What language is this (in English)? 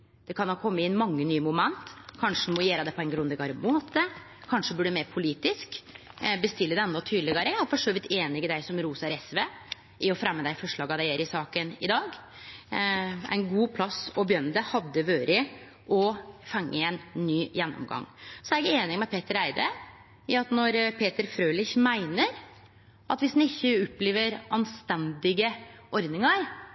Norwegian Nynorsk